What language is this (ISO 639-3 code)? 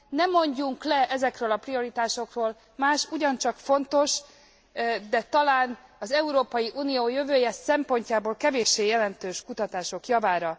hun